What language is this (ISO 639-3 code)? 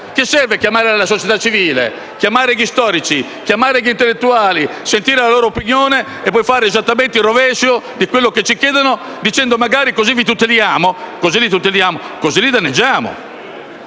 ita